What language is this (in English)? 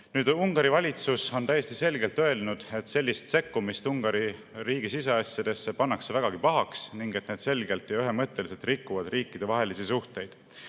Estonian